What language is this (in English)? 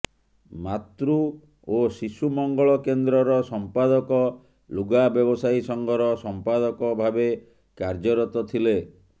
Odia